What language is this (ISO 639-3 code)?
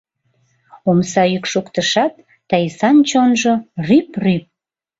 chm